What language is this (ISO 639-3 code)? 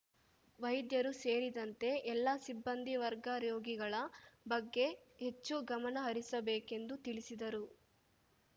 kan